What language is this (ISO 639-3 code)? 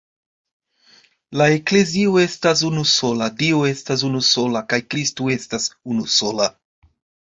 epo